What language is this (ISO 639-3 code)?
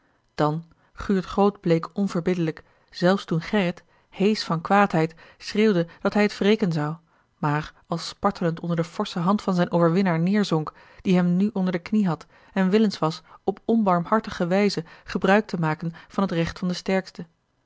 nld